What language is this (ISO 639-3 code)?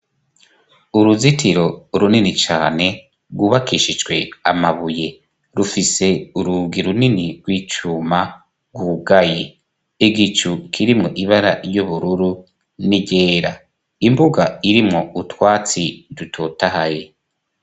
run